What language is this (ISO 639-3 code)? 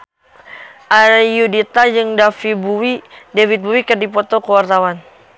sun